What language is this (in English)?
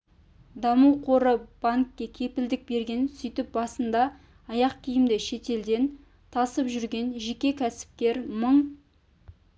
Kazakh